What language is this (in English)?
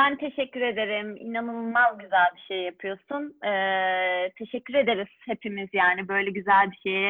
Turkish